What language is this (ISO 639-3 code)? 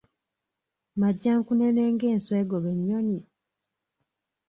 lug